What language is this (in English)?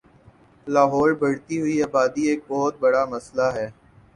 Urdu